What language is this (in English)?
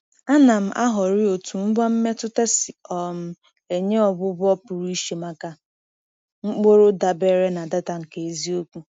Igbo